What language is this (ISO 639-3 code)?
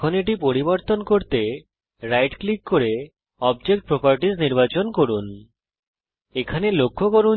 ben